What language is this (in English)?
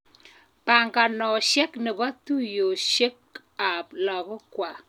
Kalenjin